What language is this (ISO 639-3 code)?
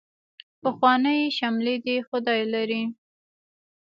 pus